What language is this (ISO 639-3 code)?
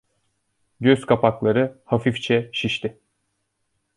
tur